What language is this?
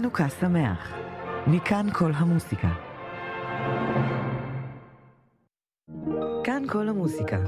Hebrew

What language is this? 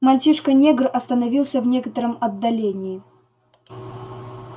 Russian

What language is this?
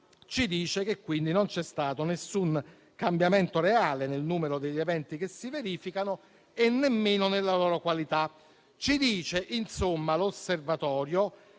Italian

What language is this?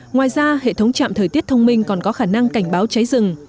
Vietnamese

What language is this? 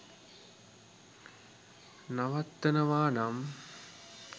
Sinhala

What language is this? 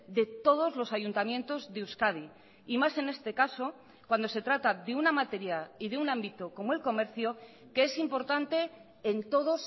Spanish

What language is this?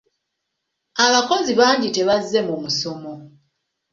Ganda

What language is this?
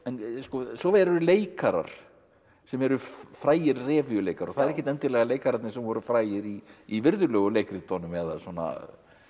Icelandic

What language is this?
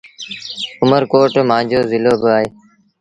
Sindhi Bhil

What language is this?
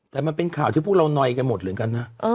Thai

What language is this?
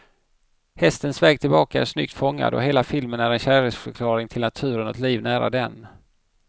Swedish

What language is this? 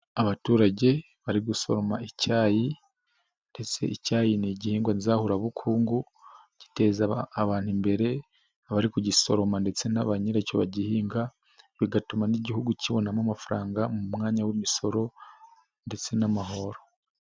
Kinyarwanda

